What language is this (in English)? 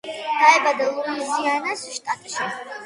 Georgian